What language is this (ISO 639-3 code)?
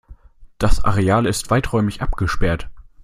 deu